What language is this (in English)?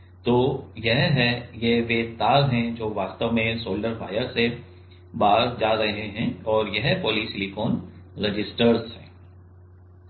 Hindi